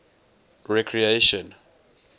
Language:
English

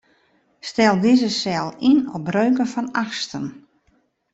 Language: Western Frisian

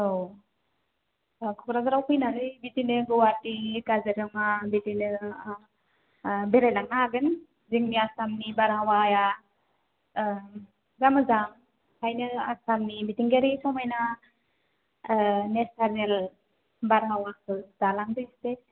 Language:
Bodo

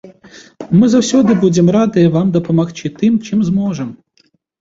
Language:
Belarusian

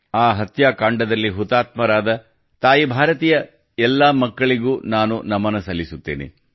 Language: Kannada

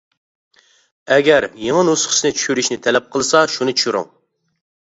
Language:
Uyghur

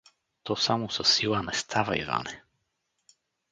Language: Bulgarian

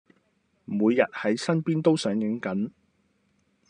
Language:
Cantonese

